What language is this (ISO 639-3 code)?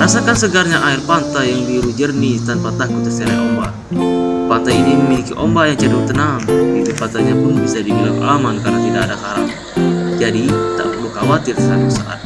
ind